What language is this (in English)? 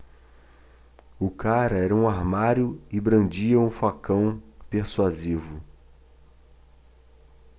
Portuguese